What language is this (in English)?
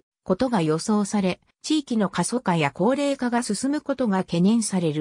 Japanese